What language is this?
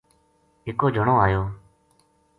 Gujari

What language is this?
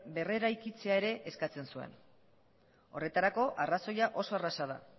Basque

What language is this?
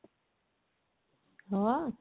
Odia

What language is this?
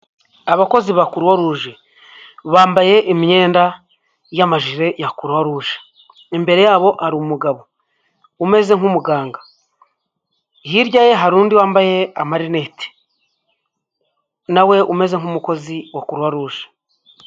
Kinyarwanda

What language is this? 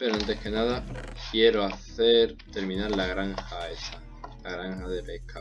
Spanish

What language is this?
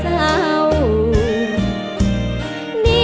Thai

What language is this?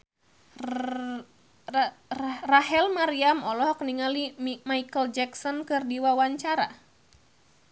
Sundanese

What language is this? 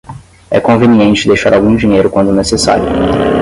Portuguese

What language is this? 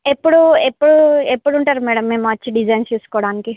Telugu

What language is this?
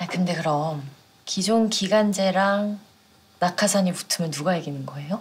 Korean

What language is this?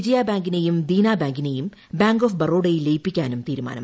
Malayalam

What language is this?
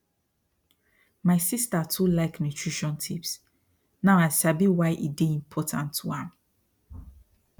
Nigerian Pidgin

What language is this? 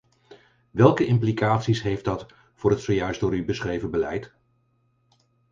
Dutch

